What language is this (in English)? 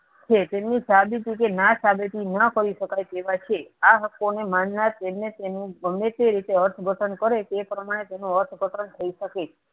Gujarati